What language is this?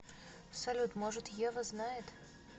Russian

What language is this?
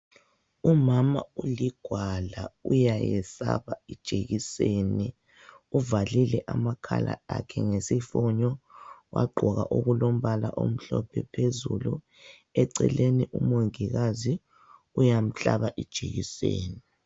North Ndebele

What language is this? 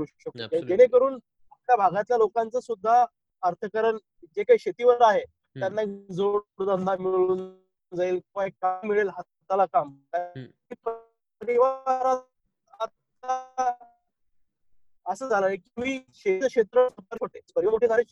Marathi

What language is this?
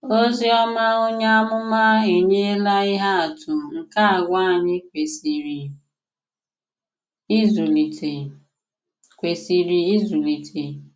Igbo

